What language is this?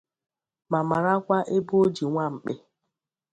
Igbo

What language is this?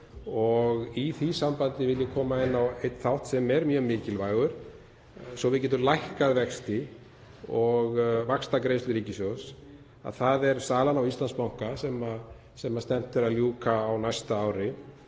Icelandic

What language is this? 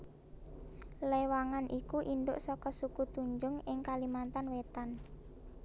Javanese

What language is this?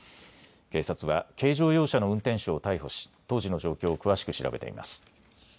Japanese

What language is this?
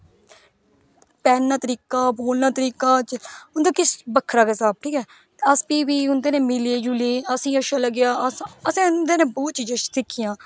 Dogri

